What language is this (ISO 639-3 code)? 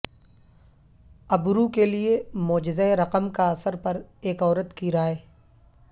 urd